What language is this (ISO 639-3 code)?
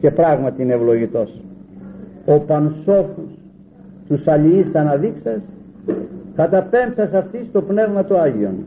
ell